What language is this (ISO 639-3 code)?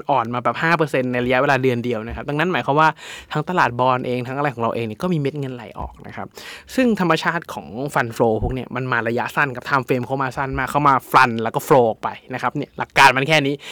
tha